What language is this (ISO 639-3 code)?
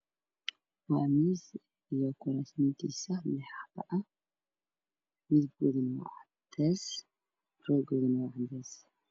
som